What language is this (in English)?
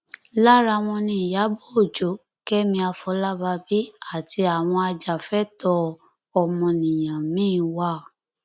Yoruba